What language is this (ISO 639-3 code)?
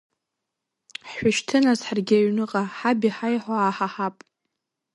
abk